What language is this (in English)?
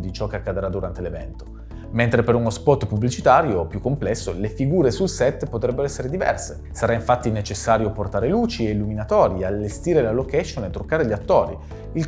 Italian